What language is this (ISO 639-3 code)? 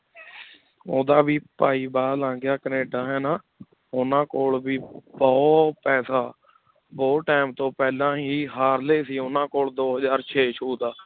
pan